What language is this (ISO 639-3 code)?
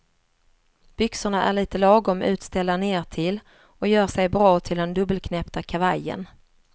swe